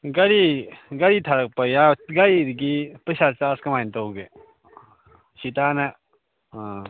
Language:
Manipuri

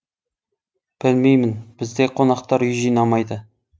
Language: Kazakh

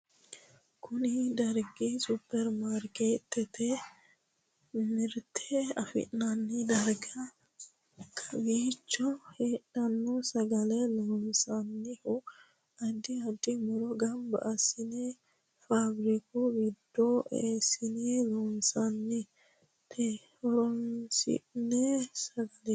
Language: Sidamo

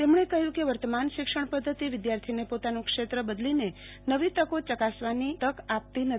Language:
Gujarati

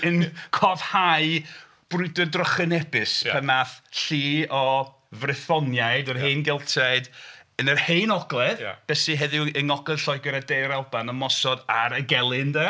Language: Welsh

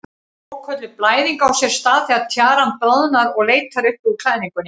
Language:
Icelandic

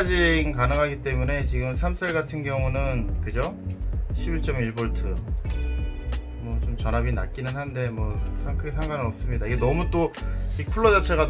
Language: Korean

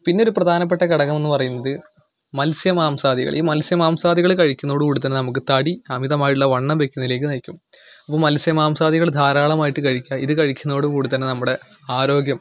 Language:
Malayalam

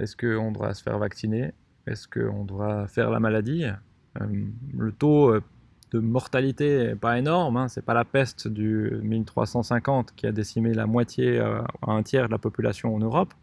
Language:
French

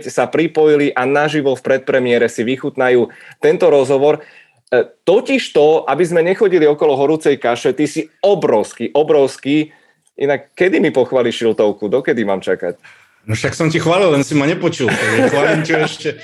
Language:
Czech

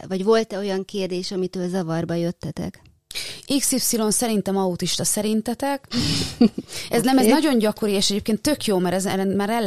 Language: Hungarian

